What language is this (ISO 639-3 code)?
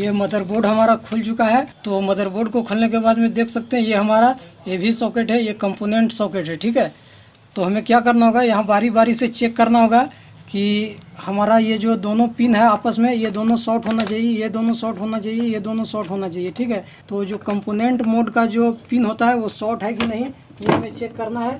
hin